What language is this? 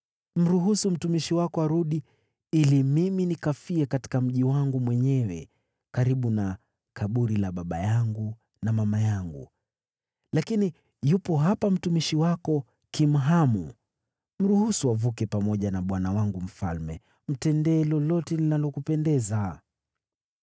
Swahili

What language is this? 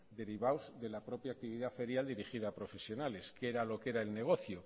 Spanish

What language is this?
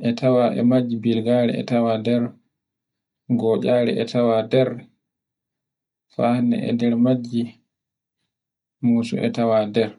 Borgu Fulfulde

